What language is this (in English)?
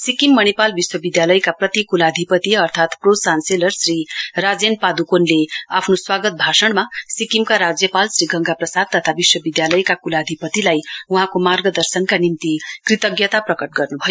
Nepali